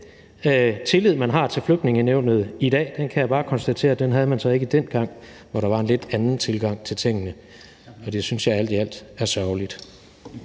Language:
Danish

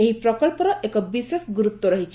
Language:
Odia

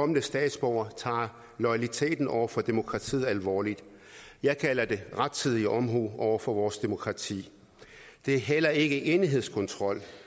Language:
Danish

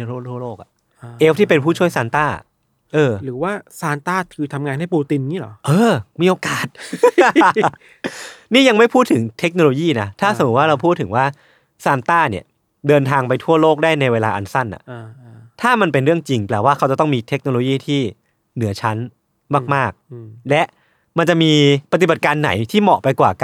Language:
Thai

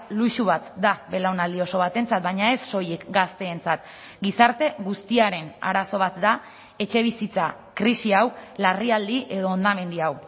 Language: Basque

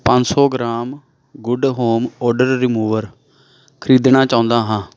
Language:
Punjabi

